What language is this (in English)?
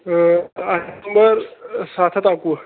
Kashmiri